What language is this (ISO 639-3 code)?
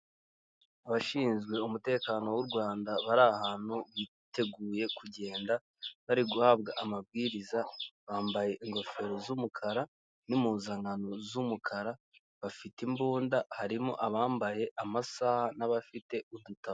kin